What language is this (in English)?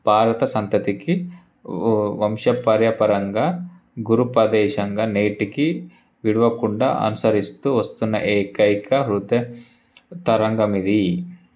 Telugu